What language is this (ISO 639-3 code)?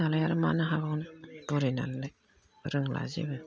brx